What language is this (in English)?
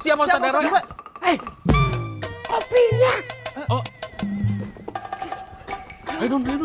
Indonesian